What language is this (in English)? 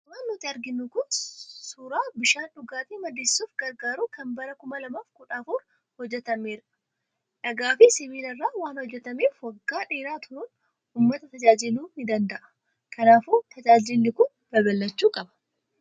Oromo